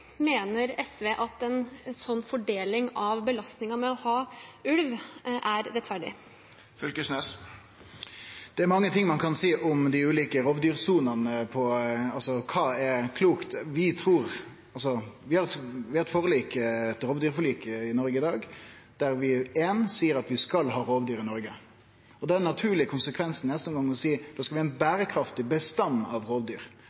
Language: Norwegian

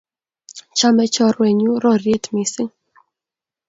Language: Kalenjin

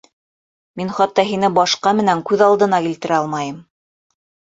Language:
Bashkir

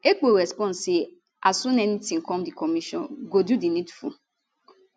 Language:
Nigerian Pidgin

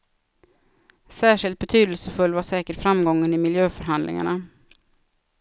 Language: Swedish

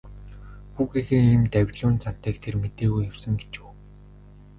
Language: Mongolian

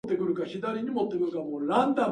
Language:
Japanese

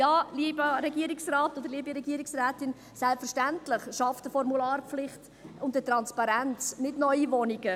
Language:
Swiss German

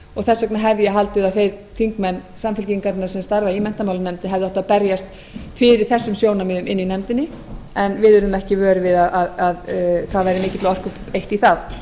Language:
Icelandic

